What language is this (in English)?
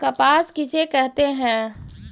Magahi